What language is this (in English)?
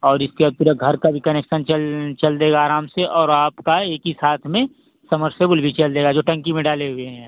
Hindi